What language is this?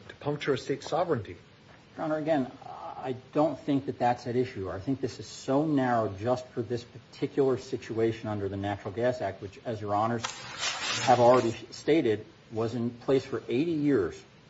English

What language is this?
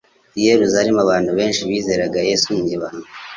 Kinyarwanda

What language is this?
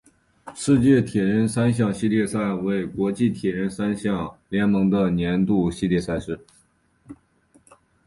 Chinese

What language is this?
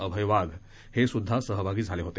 Marathi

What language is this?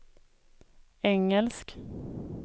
Swedish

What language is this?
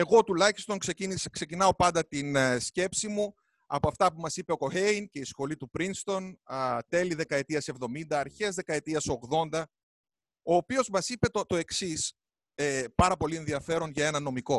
Greek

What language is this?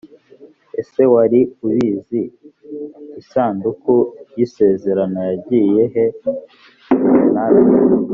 Kinyarwanda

